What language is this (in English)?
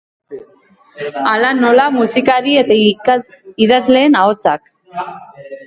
Basque